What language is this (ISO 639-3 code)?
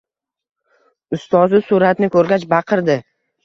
uzb